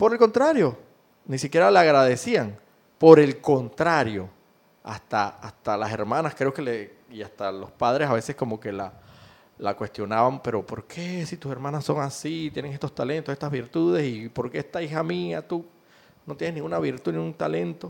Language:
Spanish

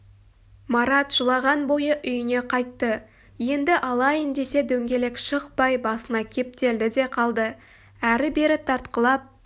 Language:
Kazakh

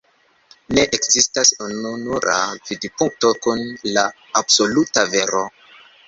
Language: Esperanto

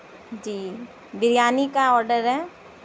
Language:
Urdu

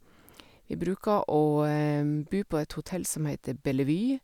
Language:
Norwegian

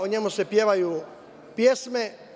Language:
Serbian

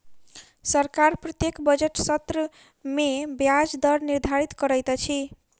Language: Maithili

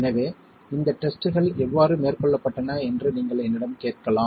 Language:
Tamil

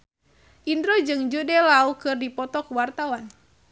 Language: Sundanese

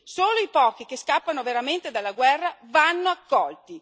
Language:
Italian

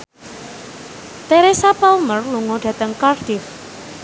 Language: Javanese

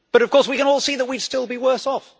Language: English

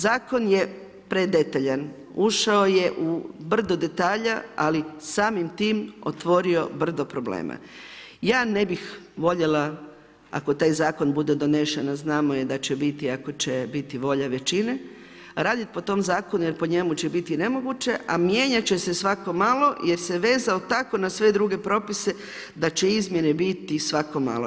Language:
Croatian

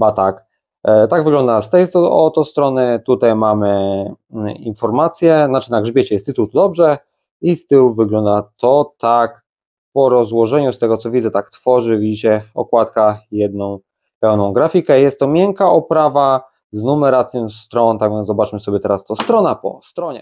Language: Polish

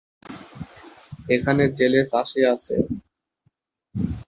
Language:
Bangla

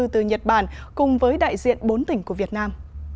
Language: Vietnamese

